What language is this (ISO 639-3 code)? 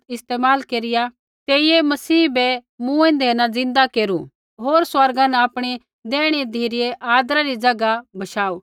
kfx